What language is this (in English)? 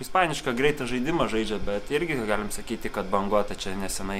Lithuanian